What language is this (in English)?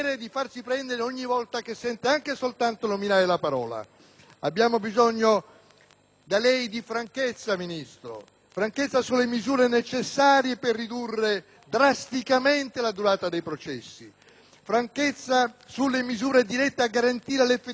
Italian